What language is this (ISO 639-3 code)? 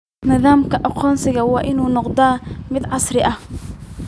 som